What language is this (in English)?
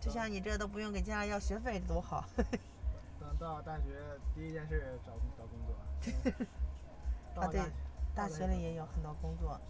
Chinese